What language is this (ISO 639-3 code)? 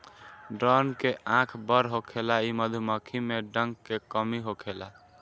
bho